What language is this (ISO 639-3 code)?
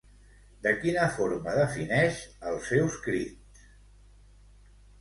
cat